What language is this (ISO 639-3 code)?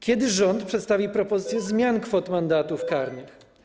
pol